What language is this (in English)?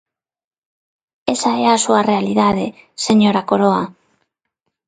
Galician